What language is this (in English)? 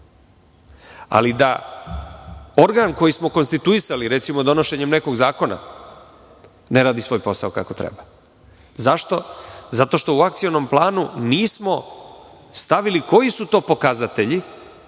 Serbian